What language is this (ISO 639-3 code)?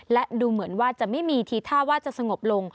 tha